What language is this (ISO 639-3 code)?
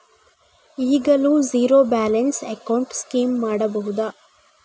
kan